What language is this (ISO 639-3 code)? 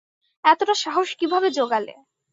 ben